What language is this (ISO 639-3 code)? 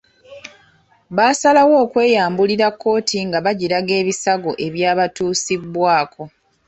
lug